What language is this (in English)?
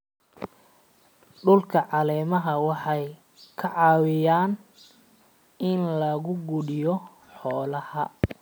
Somali